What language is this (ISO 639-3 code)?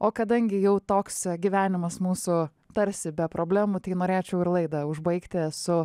lit